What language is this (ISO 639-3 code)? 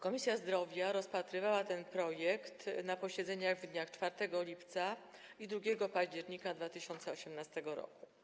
pol